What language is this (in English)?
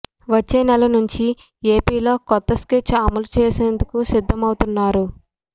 Telugu